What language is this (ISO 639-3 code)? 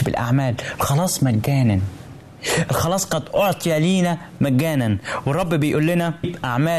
ara